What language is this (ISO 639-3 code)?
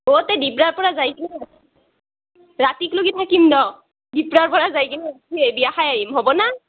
asm